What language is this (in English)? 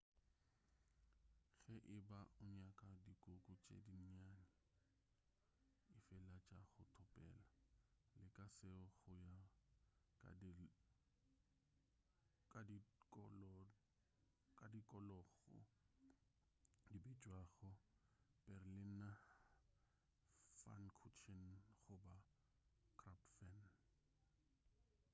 Northern Sotho